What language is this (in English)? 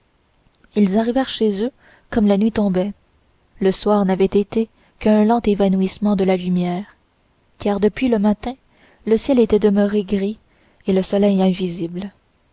French